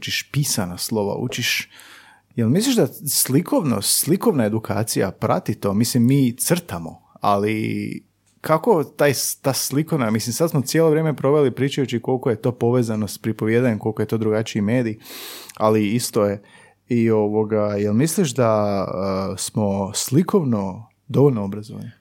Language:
Croatian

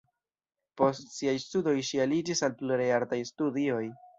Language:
Esperanto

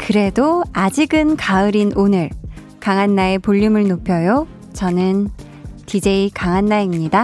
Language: Korean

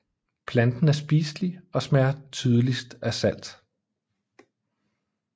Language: Danish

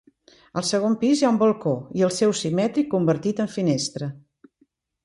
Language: Catalan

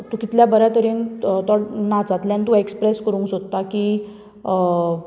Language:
Konkani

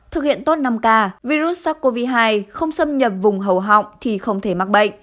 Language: Vietnamese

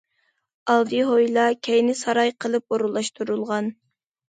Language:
Uyghur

